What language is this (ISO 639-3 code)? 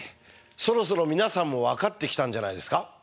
jpn